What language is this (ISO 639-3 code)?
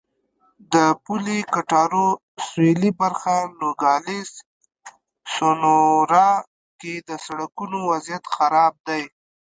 pus